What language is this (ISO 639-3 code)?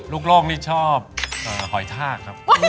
tha